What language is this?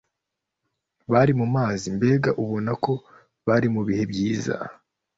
Kinyarwanda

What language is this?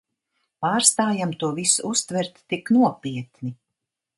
Latvian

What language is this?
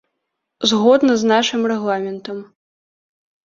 Belarusian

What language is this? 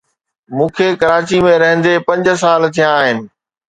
Sindhi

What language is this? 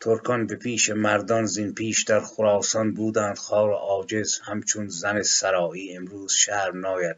Persian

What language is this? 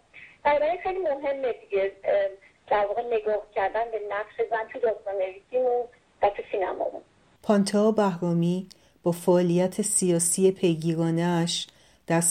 Persian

